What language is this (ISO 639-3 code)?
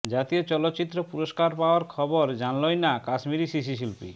ben